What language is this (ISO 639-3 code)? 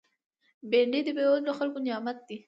pus